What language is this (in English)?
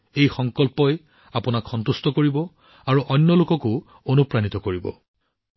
Assamese